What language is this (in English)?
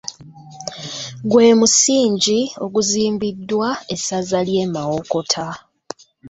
Ganda